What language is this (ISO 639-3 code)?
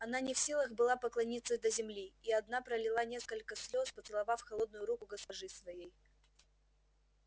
rus